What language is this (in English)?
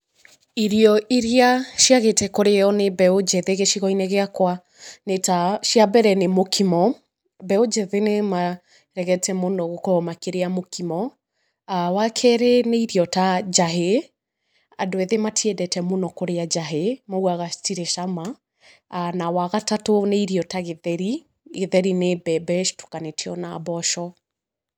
Kikuyu